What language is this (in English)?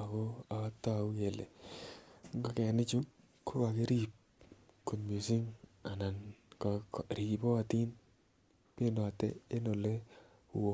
Kalenjin